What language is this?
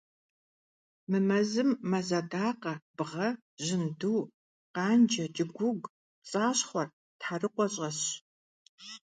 Kabardian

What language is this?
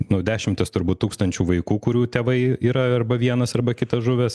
Lithuanian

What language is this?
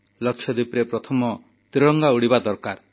Odia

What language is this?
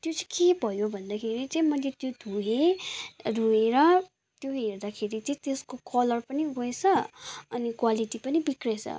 Nepali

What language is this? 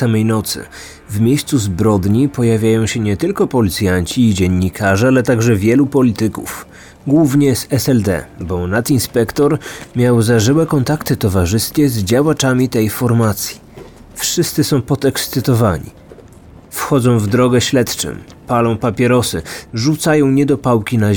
Polish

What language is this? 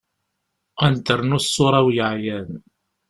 Kabyle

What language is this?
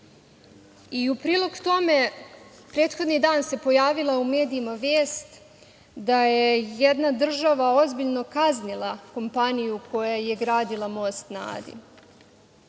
Serbian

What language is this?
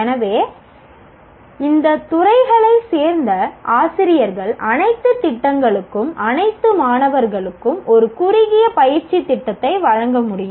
Tamil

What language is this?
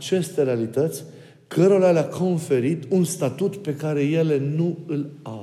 Romanian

